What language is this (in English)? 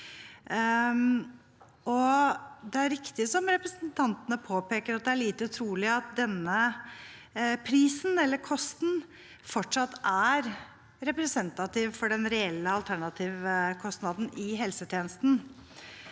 Norwegian